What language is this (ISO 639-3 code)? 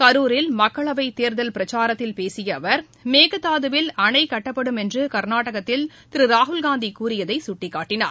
tam